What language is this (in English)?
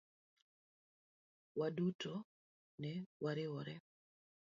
Luo (Kenya and Tanzania)